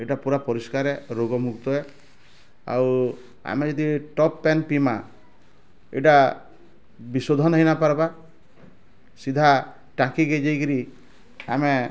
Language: Odia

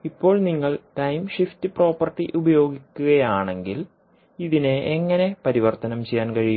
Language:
Malayalam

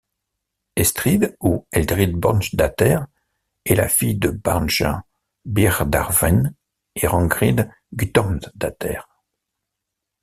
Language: French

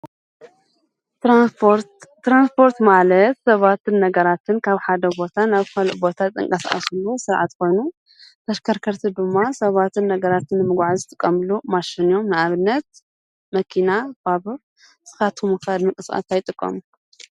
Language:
Tigrinya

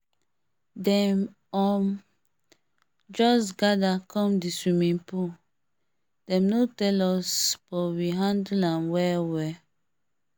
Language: Nigerian Pidgin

